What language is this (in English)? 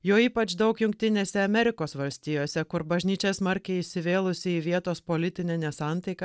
Lithuanian